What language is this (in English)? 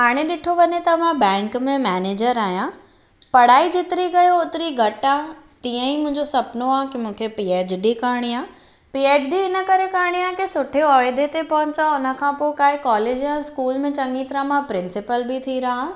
Sindhi